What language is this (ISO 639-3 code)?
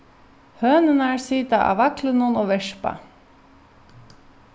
fao